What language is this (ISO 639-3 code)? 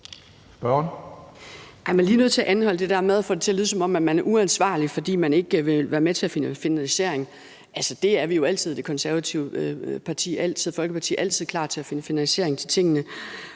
dan